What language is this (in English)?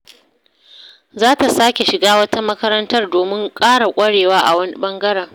Hausa